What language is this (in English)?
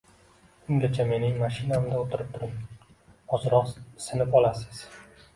Uzbek